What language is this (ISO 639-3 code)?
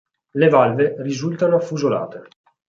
ita